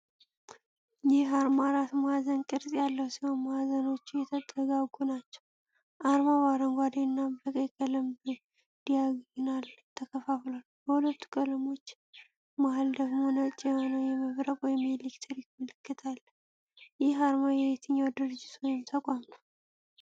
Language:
Amharic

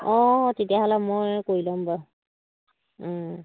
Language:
Assamese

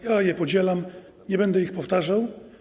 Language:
Polish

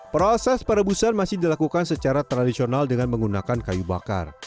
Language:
Indonesian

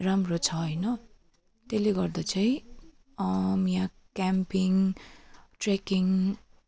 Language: Nepali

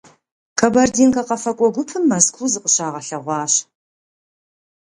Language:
Kabardian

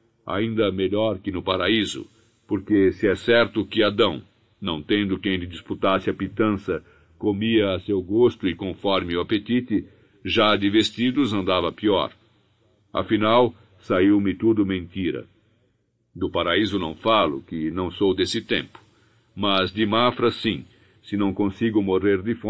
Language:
Portuguese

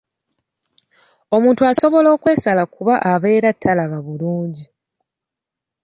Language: Ganda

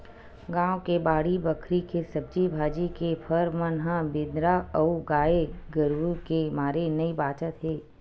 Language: Chhattisgarhi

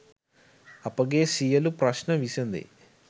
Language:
Sinhala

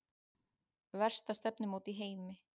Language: Icelandic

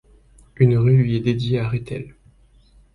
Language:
French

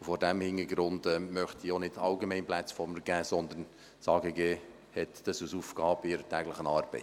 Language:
Swiss German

